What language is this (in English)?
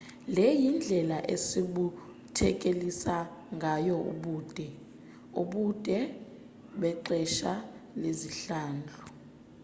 Xhosa